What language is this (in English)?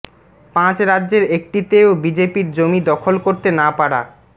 Bangla